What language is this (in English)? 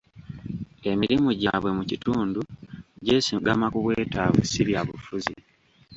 Ganda